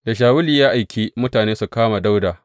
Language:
Hausa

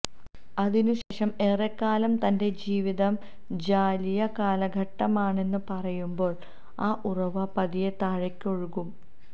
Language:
Malayalam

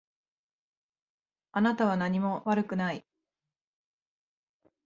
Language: Japanese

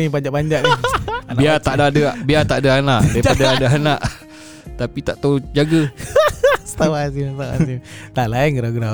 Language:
Malay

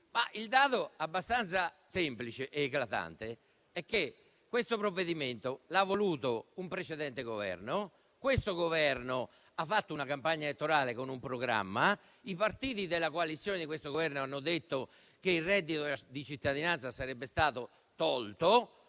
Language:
Italian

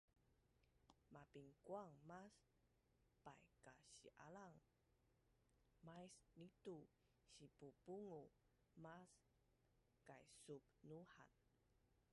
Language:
Bunun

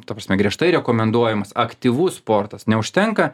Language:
Lithuanian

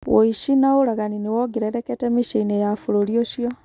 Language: Kikuyu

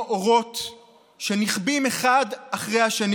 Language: Hebrew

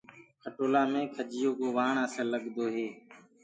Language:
Gurgula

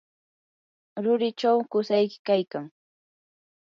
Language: Yanahuanca Pasco Quechua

